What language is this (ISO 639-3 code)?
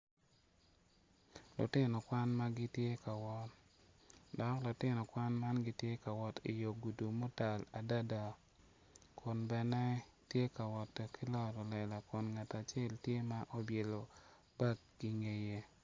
ach